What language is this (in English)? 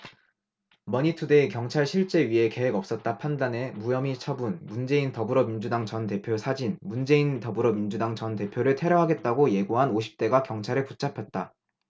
Korean